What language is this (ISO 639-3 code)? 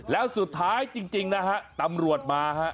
tha